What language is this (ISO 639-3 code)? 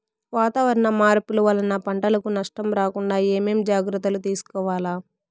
tel